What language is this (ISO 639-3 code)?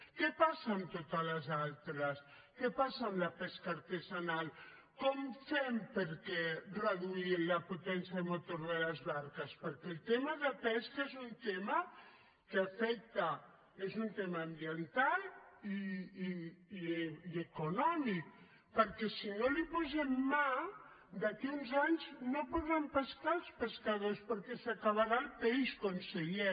cat